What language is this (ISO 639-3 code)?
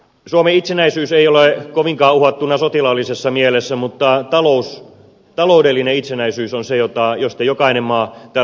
fin